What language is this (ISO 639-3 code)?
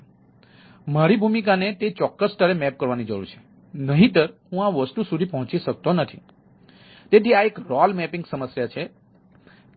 guj